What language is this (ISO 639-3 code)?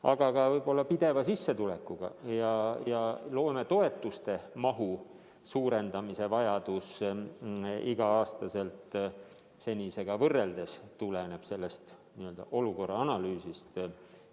est